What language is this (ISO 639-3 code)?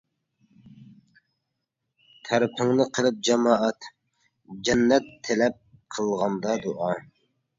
uig